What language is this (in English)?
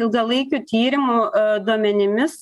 Lithuanian